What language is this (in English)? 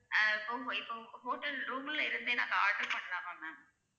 Tamil